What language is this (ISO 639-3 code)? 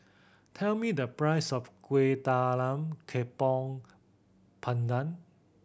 eng